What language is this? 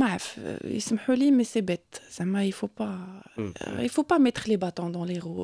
Arabic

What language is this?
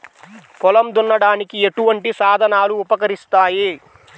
Telugu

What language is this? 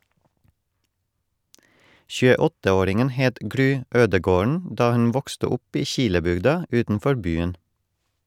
Norwegian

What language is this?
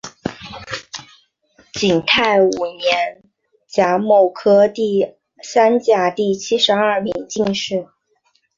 Chinese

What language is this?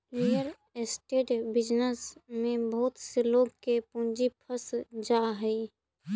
Magahi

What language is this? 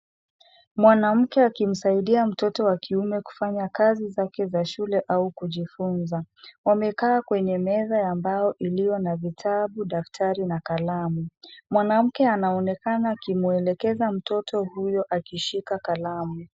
Swahili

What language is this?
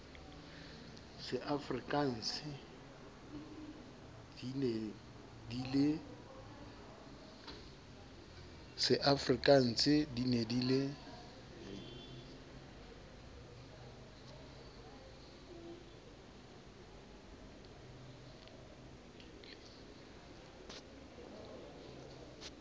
Southern Sotho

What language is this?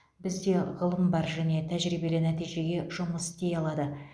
Kazakh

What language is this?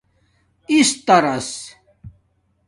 Domaaki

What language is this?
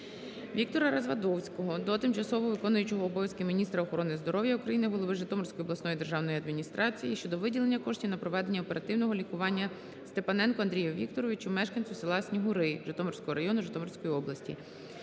Ukrainian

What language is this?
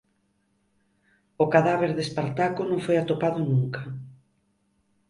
Galician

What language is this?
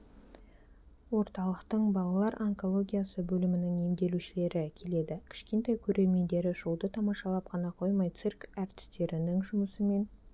Kazakh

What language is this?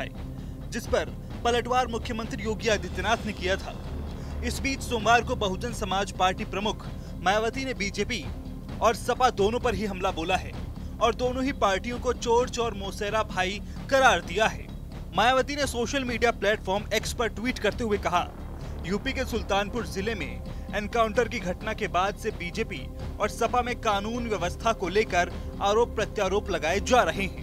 Hindi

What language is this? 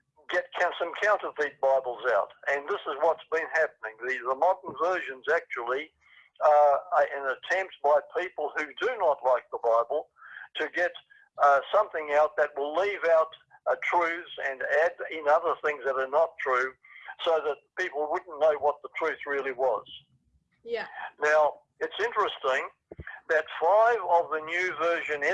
English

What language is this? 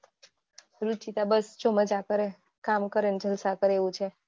Gujarati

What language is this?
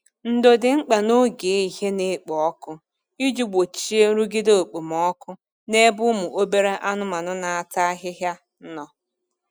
Igbo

